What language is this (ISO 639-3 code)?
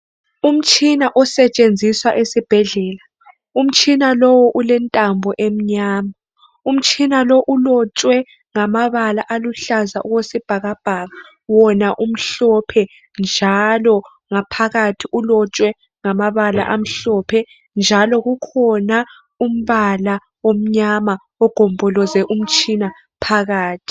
nde